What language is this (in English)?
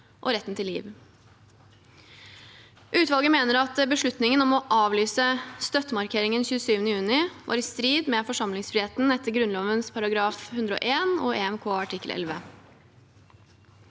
Norwegian